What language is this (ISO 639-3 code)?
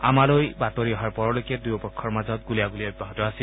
asm